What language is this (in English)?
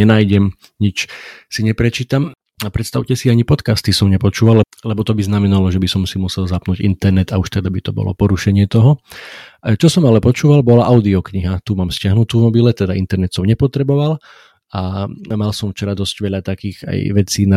Slovak